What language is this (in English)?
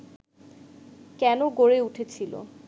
Bangla